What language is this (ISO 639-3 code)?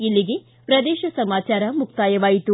kan